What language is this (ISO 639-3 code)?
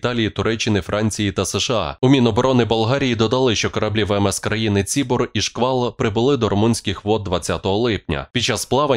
ukr